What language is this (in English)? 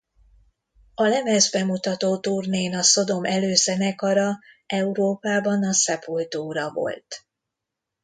Hungarian